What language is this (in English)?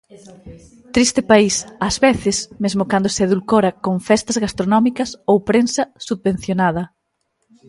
Galician